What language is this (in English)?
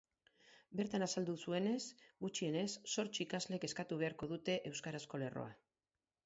Basque